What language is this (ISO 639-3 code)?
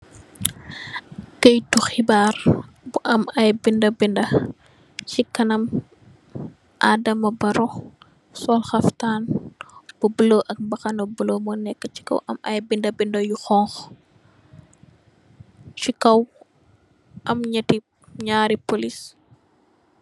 wol